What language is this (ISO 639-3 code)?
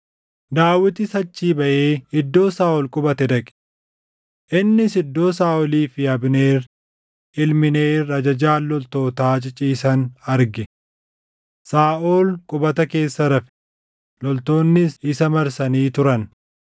orm